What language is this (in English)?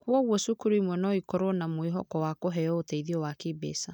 Kikuyu